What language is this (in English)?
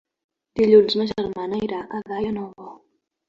Catalan